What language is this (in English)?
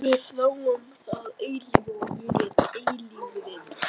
Icelandic